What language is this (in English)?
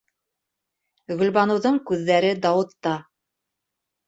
Bashkir